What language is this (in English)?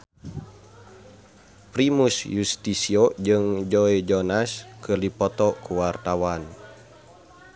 Sundanese